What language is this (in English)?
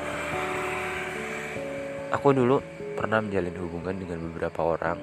Indonesian